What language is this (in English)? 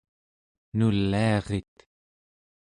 Central Yupik